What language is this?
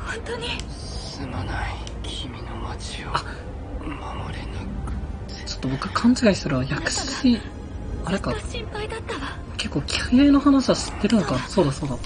Japanese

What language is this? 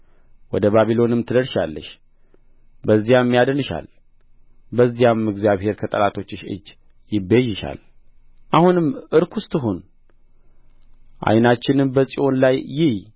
Amharic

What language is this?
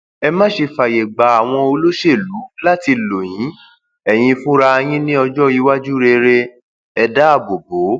Yoruba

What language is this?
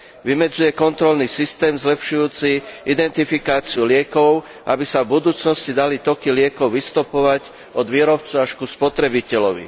Slovak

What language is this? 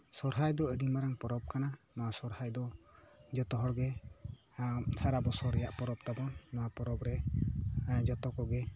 Santali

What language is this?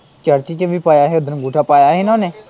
Punjabi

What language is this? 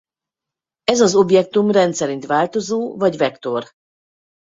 Hungarian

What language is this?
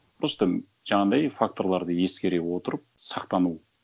Kazakh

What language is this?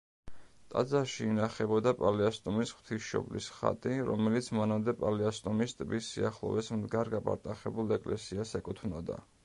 Georgian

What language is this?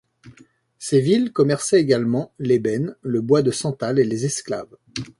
French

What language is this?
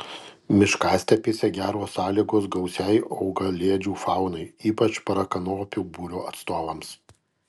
Lithuanian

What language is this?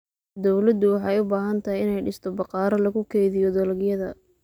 Somali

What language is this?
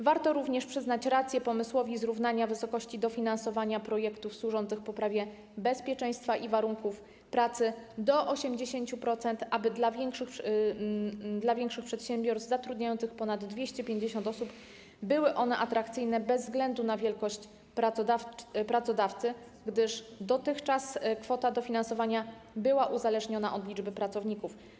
Polish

